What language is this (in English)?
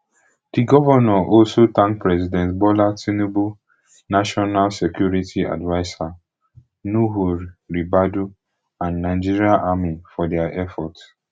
Nigerian Pidgin